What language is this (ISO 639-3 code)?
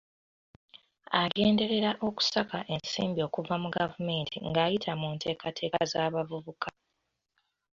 lug